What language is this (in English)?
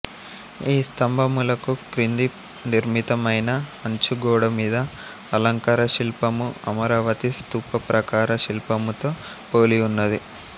Telugu